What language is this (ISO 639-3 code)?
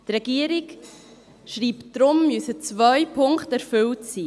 gsw